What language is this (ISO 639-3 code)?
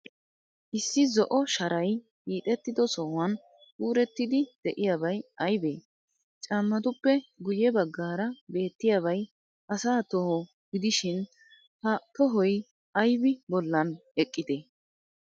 wal